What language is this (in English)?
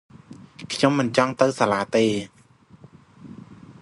Khmer